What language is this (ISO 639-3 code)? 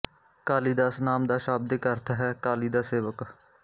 pan